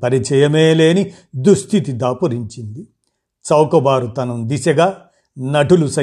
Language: Telugu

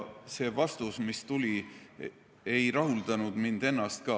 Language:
Estonian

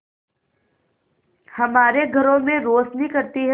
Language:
Hindi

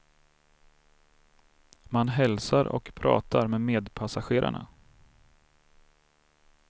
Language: Swedish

